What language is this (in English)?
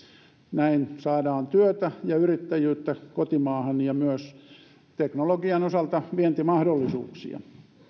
Finnish